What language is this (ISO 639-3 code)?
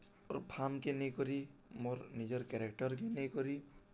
ori